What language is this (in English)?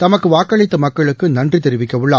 Tamil